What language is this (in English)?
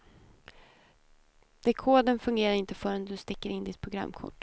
Swedish